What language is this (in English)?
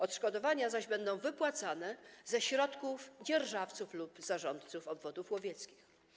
Polish